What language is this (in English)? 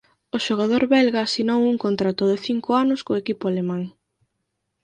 Galician